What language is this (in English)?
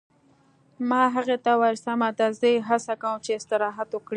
Pashto